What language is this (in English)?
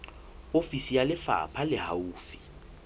Southern Sotho